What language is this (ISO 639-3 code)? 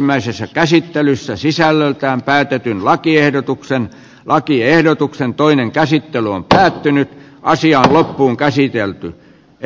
fin